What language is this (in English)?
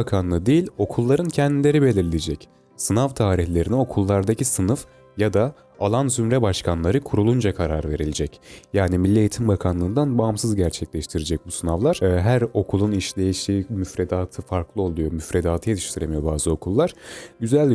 Turkish